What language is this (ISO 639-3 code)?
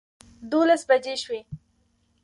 pus